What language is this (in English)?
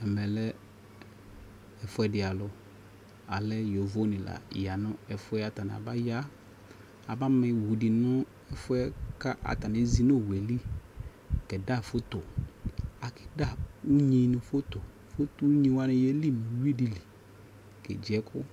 Ikposo